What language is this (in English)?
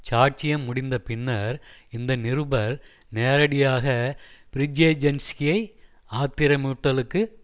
Tamil